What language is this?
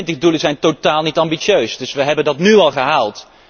Dutch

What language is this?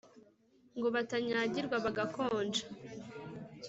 Kinyarwanda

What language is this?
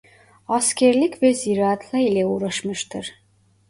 Turkish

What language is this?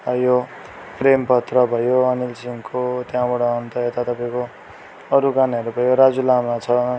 Nepali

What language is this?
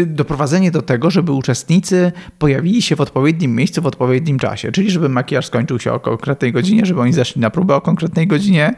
Polish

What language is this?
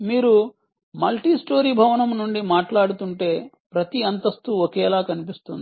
Telugu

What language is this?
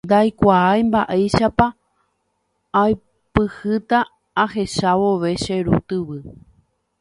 Guarani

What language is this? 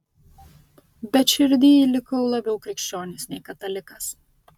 Lithuanian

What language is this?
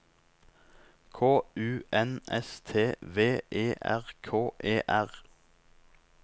Norwegian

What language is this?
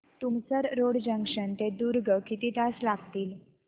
Marathi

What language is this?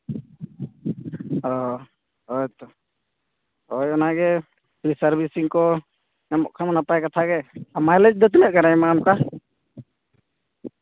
Santali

